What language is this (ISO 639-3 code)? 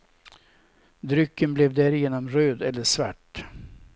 swe